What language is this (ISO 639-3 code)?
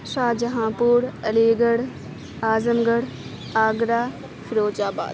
urd